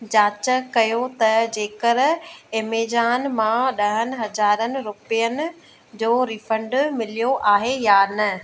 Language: Sindhi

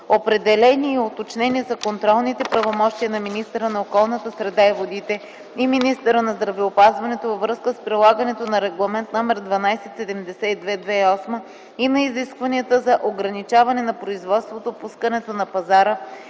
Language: Bulgarian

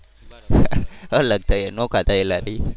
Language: Gujarati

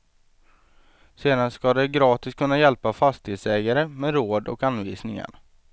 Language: Swedish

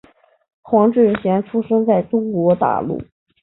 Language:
Chinese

